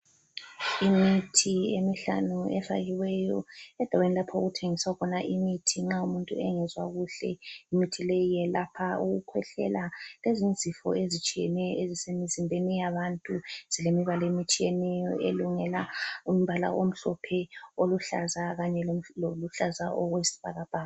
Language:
North Ndebele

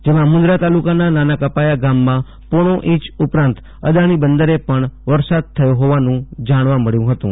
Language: Gujarati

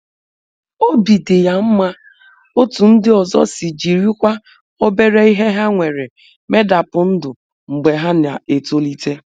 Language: Igbo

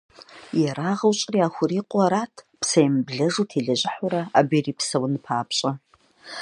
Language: Kabardian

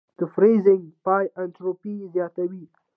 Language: Pashto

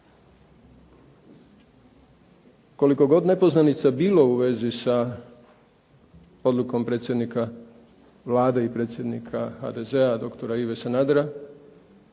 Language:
Croatian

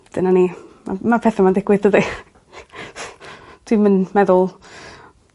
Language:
Welsh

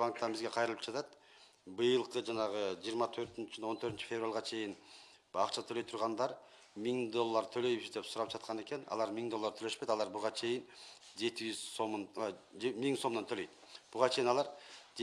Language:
Turkish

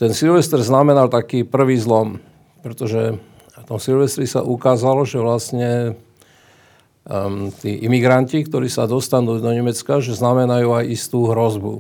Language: Slovak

